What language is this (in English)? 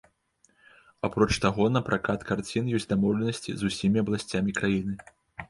Belarusian